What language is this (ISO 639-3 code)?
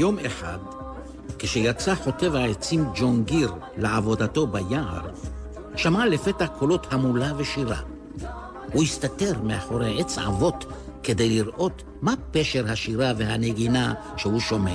heb